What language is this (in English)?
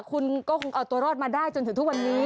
Thai